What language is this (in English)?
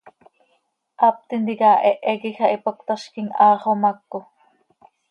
Seri